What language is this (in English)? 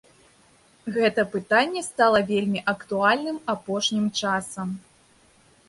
Belarusian